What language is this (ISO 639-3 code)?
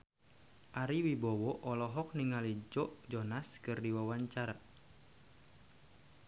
sun